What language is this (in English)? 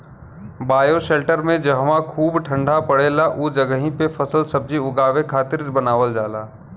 Bhojpuri